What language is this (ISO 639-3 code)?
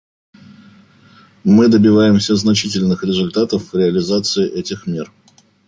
rus